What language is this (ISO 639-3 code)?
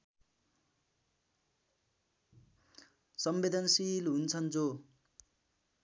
nep